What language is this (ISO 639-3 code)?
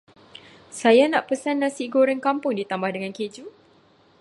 msa